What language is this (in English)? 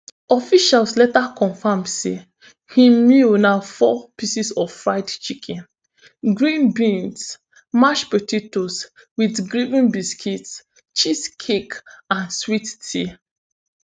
Nigerian Pidgin